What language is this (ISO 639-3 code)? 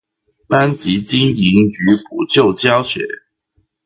zho